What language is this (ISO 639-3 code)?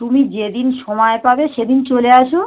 ben